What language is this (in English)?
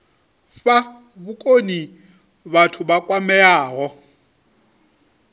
Venda